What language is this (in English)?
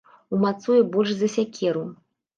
Belarusian